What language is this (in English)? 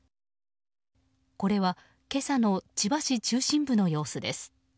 Japanese